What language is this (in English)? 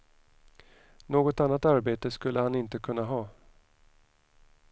Swedish